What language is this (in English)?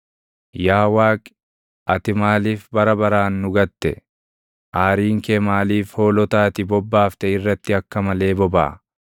Oromo